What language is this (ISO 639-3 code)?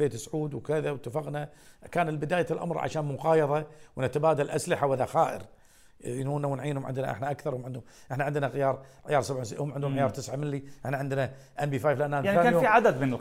ara